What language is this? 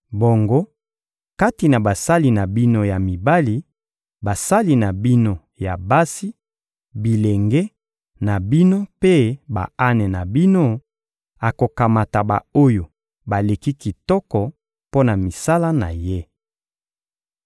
Lingala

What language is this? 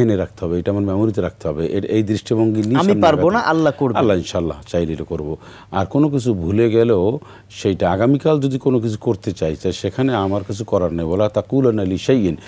Arabic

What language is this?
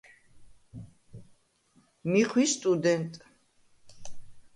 Svan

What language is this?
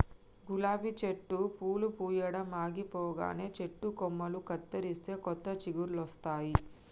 Telugu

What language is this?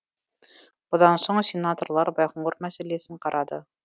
Kazakh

